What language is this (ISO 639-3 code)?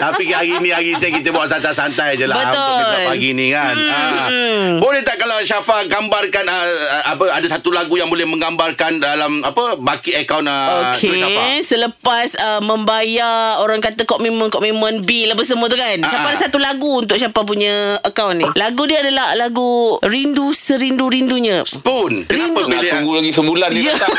msa